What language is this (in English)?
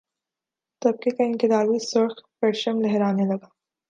Urdu